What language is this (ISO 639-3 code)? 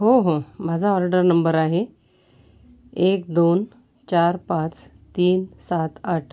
mar